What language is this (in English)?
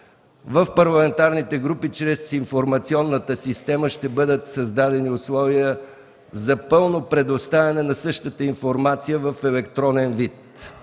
Bulgarian